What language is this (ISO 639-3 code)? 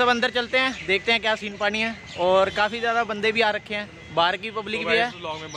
hin